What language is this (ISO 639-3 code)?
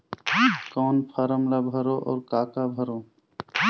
hne